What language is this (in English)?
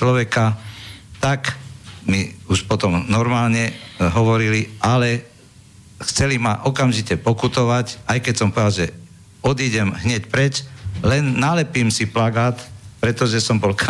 Slovak